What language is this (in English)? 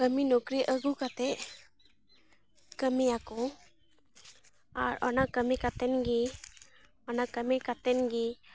Santali